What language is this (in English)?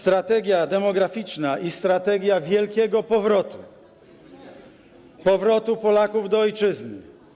Polish